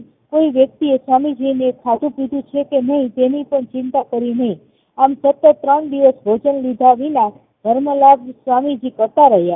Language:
Gujarati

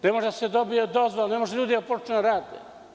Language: Serbian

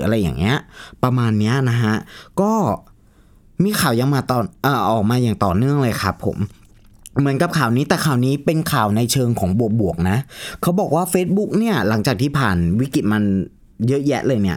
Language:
Thai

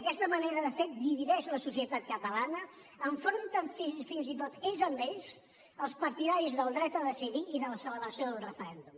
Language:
Catalan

